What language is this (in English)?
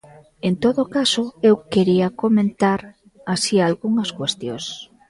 Galician